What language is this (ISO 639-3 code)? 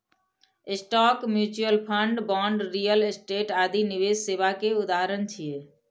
mai